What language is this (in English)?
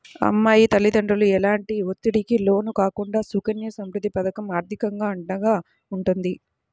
Telugu